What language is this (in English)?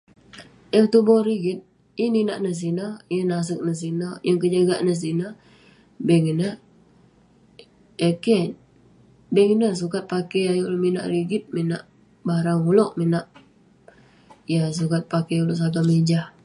Western Penan